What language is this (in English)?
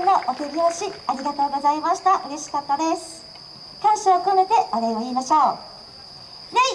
Japanese